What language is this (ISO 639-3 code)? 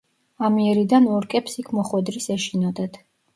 kat